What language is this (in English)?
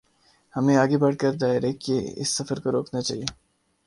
Urdu